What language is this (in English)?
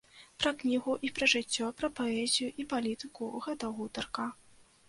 Belarusian